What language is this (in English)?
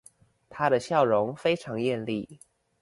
Chinese